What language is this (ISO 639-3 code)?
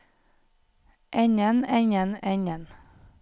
nor